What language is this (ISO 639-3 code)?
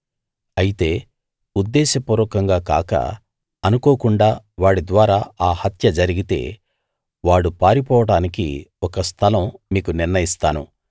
tel